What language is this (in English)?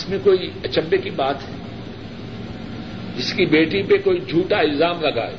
Urdu